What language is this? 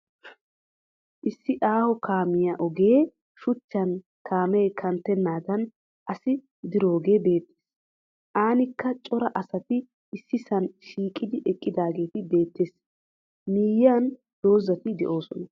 Wolaytta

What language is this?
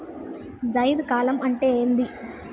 Telugu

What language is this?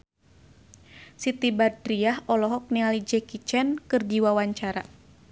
Sundanese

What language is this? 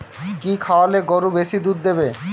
Bangla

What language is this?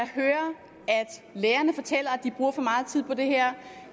Danish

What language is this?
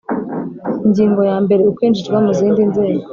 Kinyarwanda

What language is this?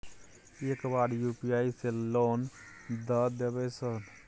Maithili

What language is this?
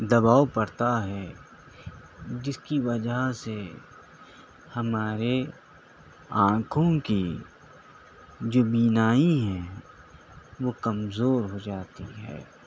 Urdu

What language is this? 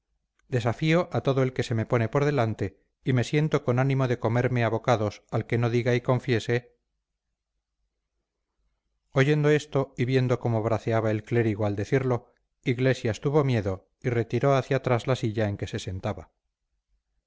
Spanish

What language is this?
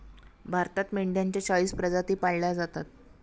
Marathi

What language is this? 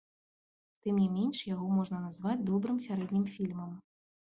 Belarusian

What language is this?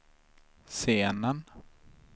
Swedish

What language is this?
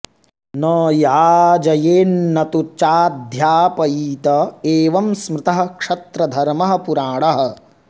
Sanskrit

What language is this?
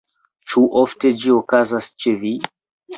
Esperanto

